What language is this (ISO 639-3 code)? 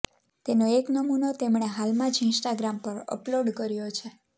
guj